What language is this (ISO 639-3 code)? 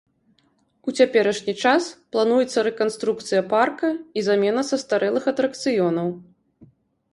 bel